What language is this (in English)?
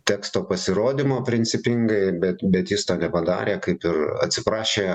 Lithuanian